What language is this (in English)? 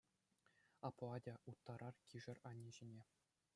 Chuvash